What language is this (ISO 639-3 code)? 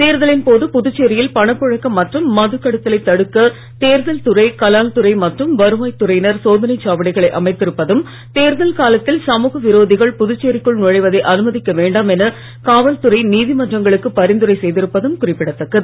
tam